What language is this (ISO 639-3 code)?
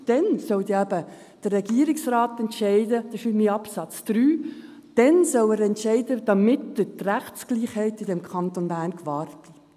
gsw